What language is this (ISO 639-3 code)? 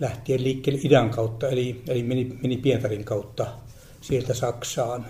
fin